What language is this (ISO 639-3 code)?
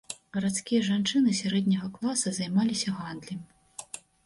bel